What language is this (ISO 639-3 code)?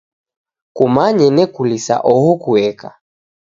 dav